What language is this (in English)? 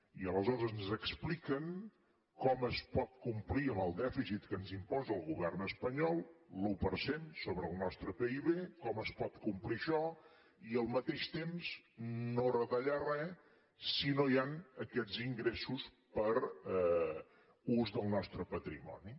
Catalan